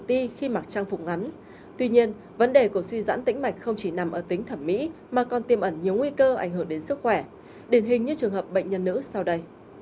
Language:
Vietnamese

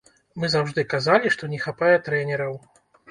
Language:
Belarusian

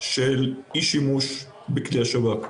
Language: Hebrew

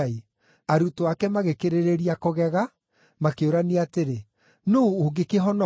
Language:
Kikuyu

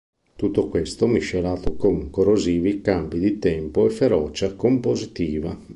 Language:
Italian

